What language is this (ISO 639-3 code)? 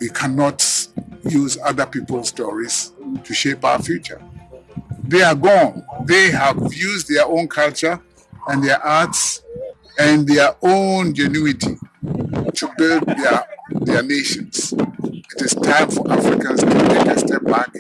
eng